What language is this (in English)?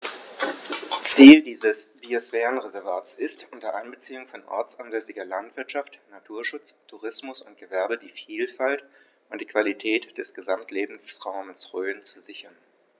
German